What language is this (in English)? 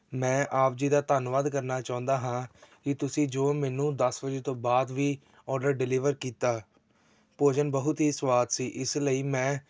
Punjabi